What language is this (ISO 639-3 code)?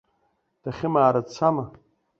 abk